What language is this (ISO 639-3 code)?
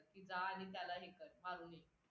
mar